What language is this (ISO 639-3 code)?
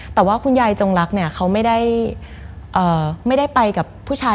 tha